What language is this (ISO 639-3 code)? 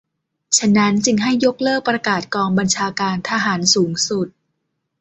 tha